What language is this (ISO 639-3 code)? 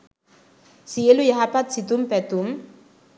sin